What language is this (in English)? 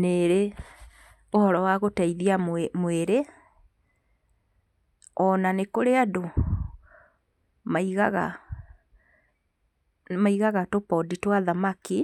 Kikuyu